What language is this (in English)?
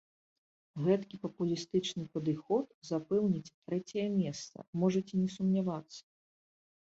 Belarusian